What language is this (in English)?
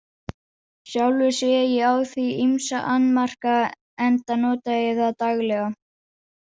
Icelandic